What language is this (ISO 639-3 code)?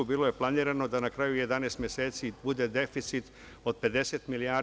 srp